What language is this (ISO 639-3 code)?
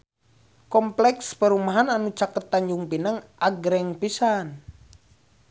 sun